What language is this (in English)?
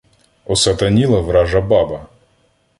Ukrainian